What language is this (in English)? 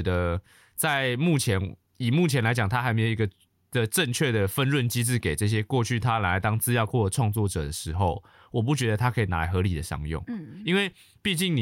Chinese